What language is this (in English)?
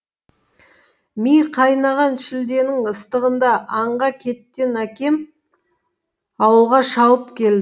Kazakh